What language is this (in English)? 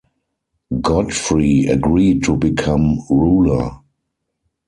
English